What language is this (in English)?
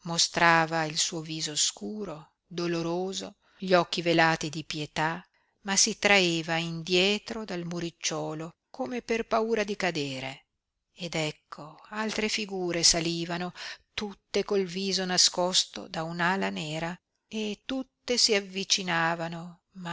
Italian